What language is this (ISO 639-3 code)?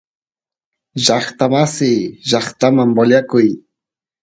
qus